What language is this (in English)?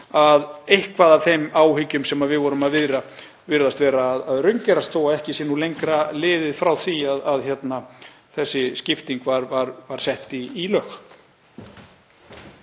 Icelandic